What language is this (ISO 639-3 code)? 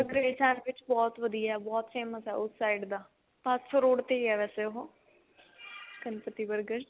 pan